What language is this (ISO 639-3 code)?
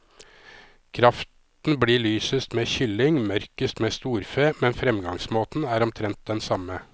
nor